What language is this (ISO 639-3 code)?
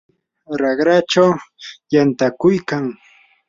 qur